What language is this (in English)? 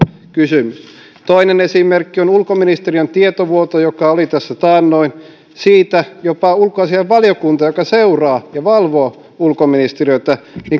Finnish